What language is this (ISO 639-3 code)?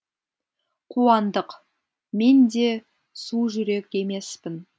kaz